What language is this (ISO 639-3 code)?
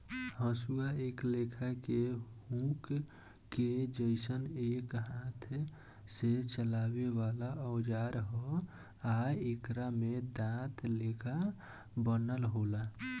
bho